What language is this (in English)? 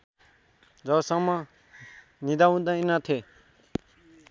Nepali